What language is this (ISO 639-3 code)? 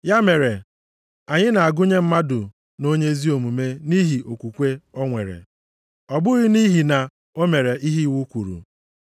ibo